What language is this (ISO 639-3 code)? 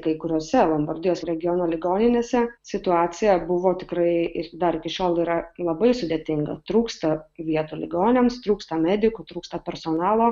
lit